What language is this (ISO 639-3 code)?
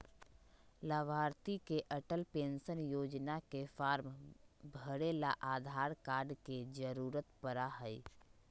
mag